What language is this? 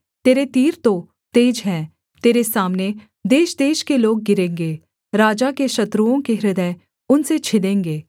Hindi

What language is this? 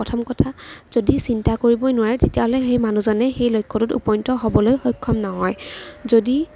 Assamese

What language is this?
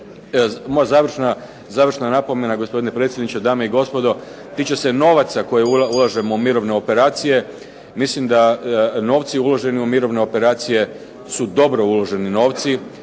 Croatian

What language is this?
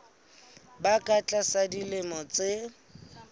Southern Sotho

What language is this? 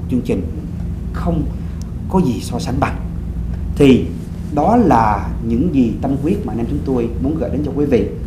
Vietnamese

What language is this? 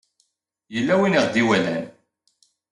Kabyle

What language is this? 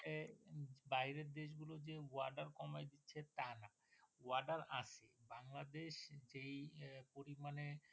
Bangla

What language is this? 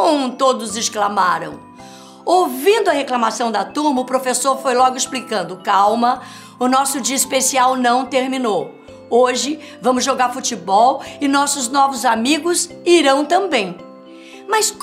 Portuguese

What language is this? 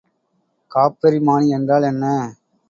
Tamil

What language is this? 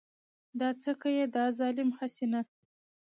Pashto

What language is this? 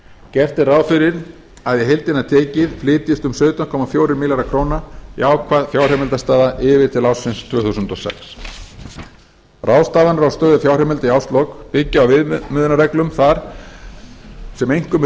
Icelandic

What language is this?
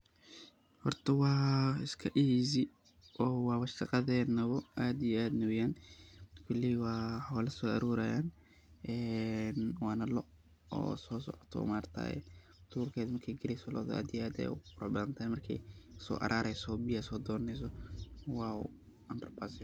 Somali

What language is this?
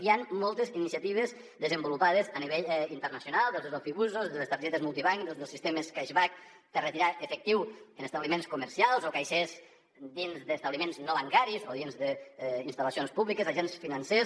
Catalan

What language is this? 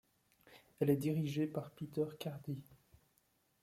French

